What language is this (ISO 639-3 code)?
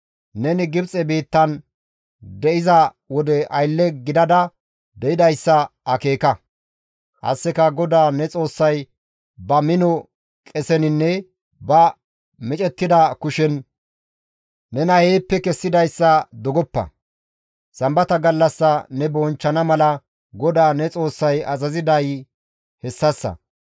gmv